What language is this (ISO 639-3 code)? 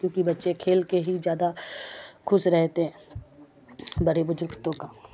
urd